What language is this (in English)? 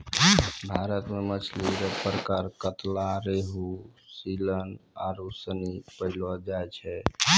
Maithili